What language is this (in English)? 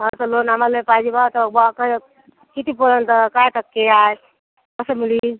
Marathi